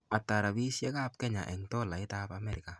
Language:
Kalenjin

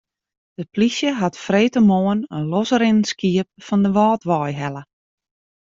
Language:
Western Frisian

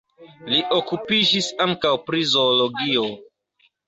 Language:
Esperanto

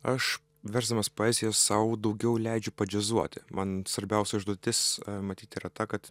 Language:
Lithuanian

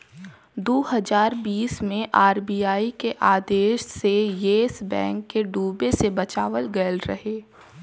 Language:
Bhojpuri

